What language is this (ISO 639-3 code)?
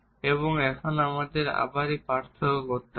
ben